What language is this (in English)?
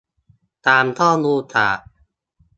Thai